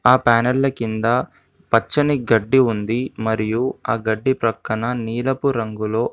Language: Telugu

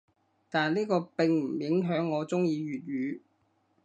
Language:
Cantonese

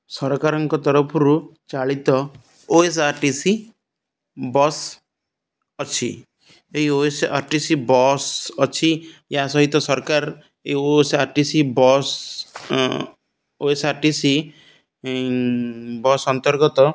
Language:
Odia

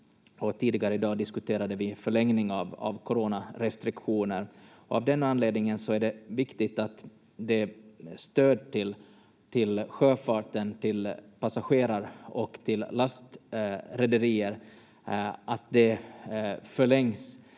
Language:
Finnish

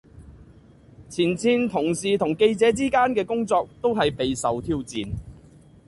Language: Cantonese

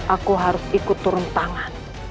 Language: Indonesian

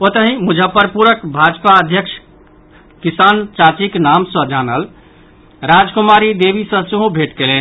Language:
Maithili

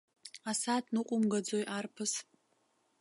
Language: Abkhazian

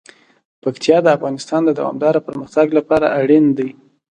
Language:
Pashto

